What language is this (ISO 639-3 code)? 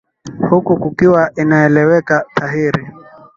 swa